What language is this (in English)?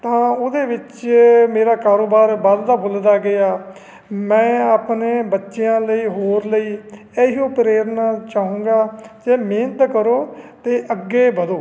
Punjabi